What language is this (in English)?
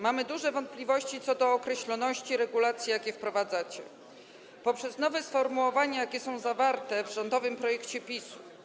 Polish